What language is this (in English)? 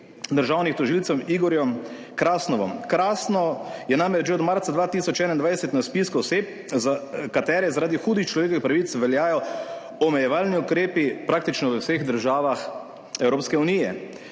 Slovenian